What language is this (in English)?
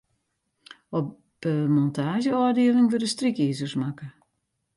Western Frisian